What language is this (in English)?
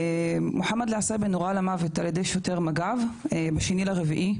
Hebrew